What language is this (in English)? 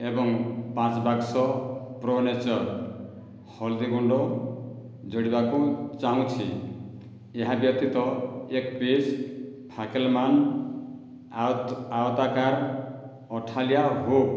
Odia